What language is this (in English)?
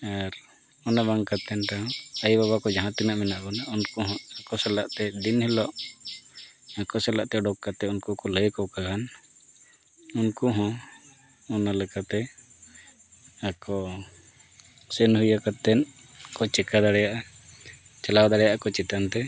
Santali